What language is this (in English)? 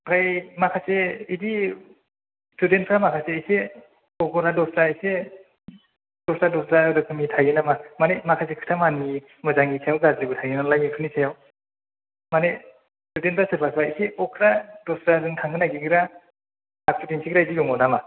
Bodo